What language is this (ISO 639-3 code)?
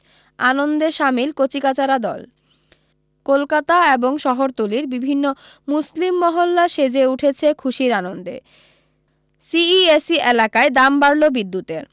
ben